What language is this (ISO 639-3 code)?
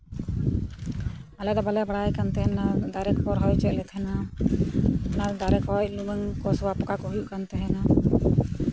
sat